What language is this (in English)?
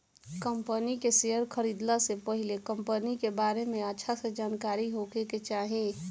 Bhojpuri